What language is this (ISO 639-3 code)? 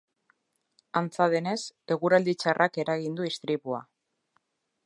eus